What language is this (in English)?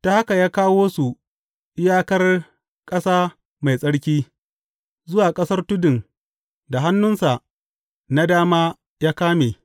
Hausa